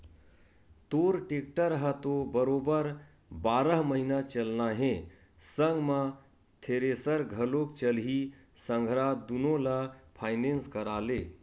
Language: Chhattisgarhi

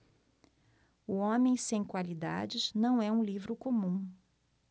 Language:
Portuguese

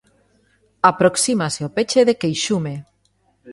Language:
Galician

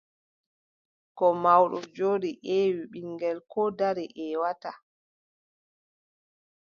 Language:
Adamawa Fulfulde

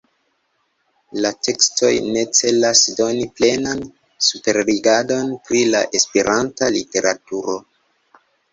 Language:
Esperanto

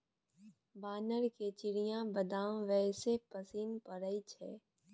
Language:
Maithili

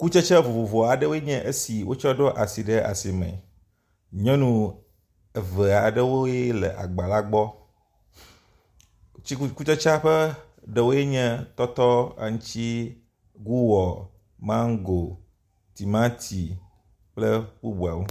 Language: Ewe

